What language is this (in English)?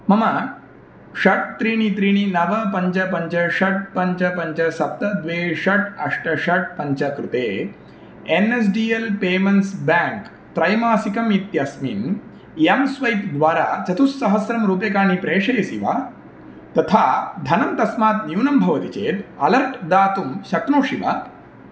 Sanskrit